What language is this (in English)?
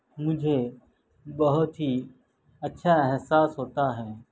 Urdu